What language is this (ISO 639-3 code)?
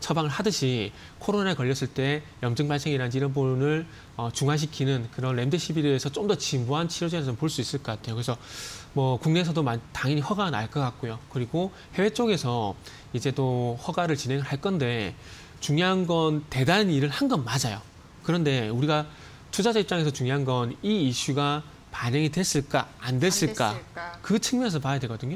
kor